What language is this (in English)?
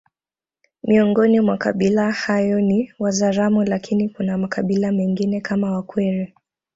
Swahili